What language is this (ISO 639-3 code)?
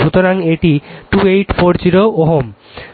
ben